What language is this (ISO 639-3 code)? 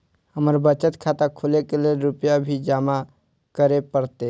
mai